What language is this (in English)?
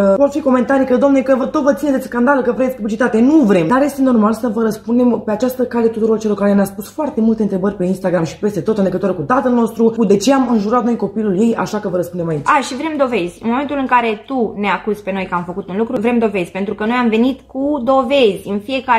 Romanian